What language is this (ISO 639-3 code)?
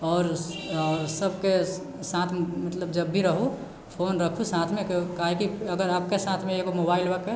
mai